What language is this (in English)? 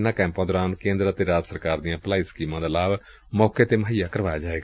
Punjabi